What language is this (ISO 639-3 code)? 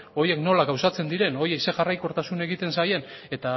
eus